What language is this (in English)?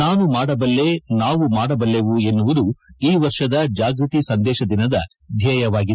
Kannada